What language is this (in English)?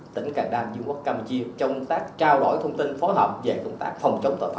Vietnamese